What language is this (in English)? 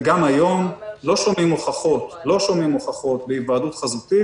Hebrew